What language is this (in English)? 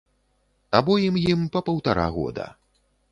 Belarusian